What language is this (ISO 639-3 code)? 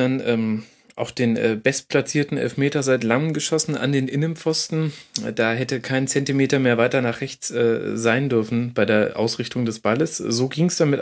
deu